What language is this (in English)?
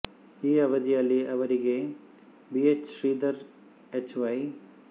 Kannada